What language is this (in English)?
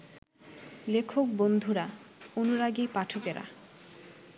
Bangla